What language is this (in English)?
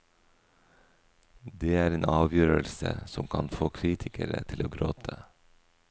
Norwegian